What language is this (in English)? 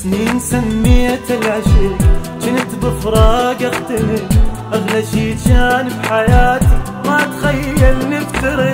Arabic